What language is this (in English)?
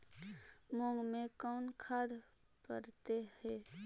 Magahi